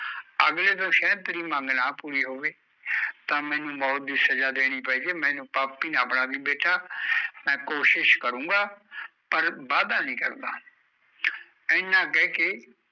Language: Punjabi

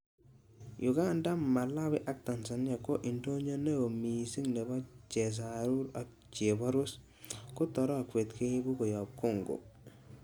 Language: Kalenjin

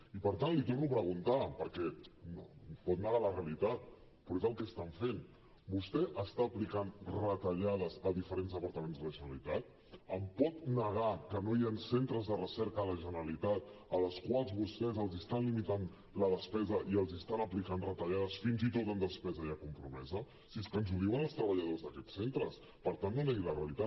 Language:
Catalan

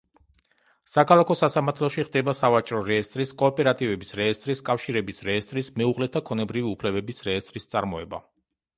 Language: Georgian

